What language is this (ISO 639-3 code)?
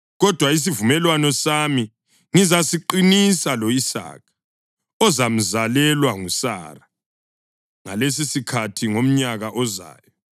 nde